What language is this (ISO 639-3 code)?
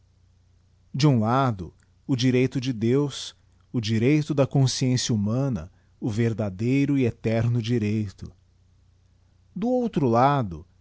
por